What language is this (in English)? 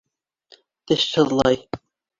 Bashkir